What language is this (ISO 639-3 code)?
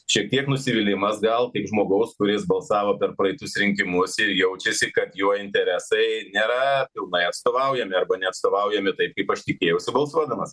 lit